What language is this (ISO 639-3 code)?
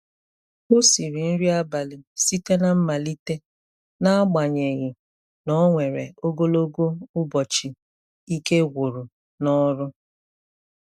ibo